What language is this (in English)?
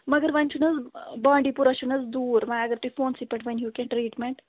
Kashmiri